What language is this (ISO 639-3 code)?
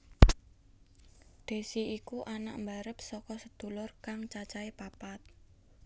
jav